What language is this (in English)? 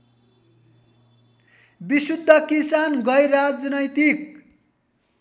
Nepali